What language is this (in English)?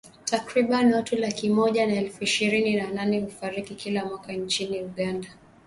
Swahili